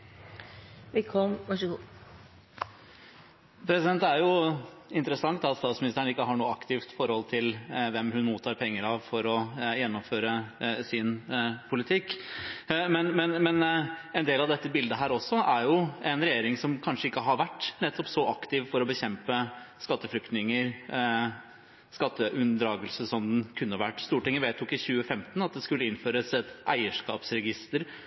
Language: Norwegian Bokmål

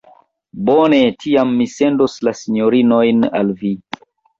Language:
Esperanto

